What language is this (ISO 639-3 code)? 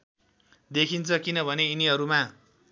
nep